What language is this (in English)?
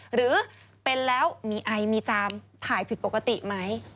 Thai